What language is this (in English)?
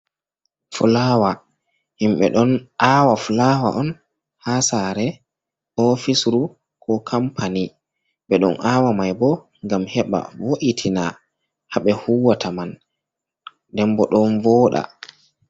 Fula